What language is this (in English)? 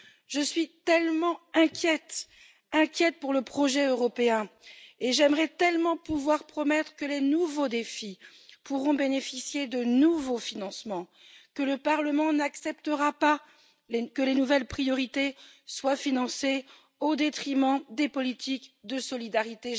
French